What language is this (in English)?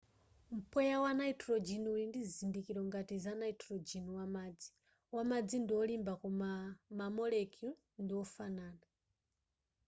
Nyanja